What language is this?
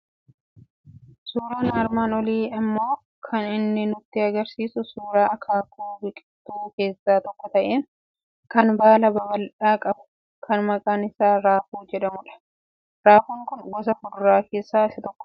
Oromo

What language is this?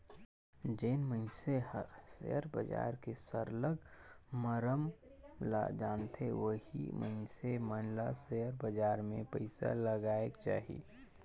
Chhattisgarhi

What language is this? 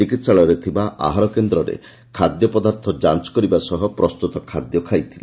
Odia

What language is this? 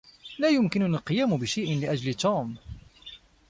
Arabic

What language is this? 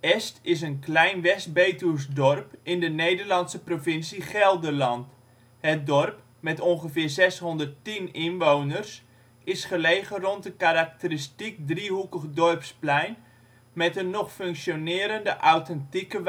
Dutch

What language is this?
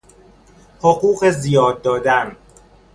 Persian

